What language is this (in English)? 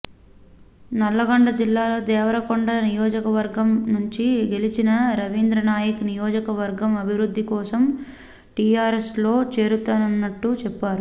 Telugu